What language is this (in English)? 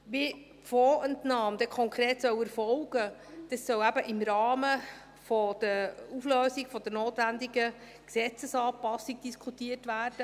Swiss German